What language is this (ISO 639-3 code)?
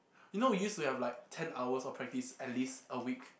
eng